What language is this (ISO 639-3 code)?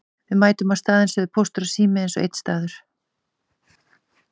isl